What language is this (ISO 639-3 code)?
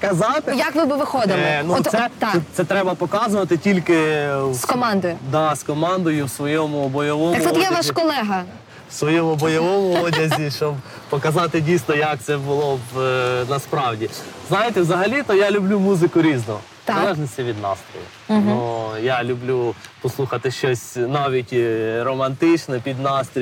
ukr